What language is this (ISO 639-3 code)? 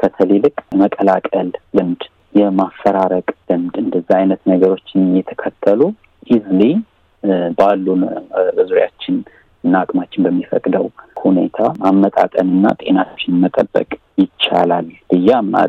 amh